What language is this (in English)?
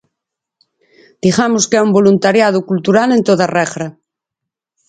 Galician